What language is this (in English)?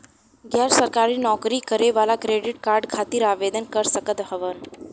Bhojpuri